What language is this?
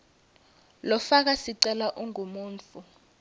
Swati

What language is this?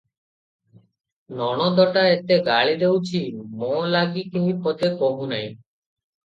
Odia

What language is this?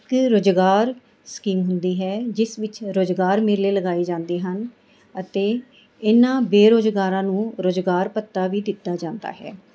Punjabi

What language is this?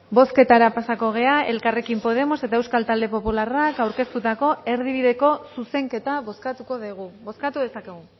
Basque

